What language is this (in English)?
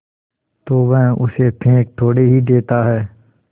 Hindi